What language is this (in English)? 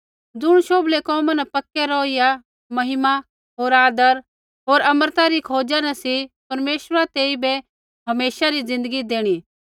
Kullu Pahari